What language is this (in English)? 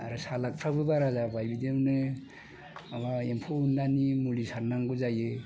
Bodo